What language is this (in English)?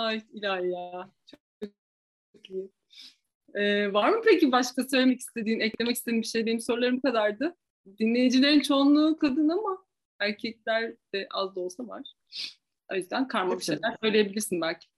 Turkish